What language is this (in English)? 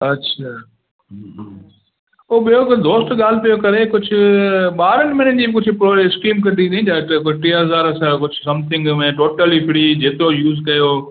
Sindhi